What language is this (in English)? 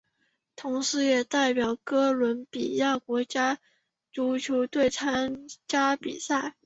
Chinese